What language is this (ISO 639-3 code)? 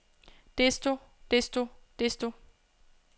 dan